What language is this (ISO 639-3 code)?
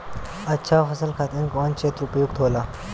bho